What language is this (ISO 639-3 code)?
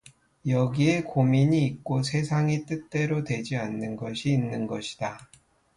kor